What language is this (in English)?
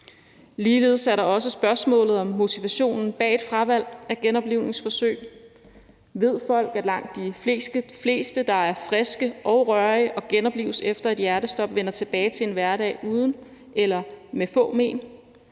Danish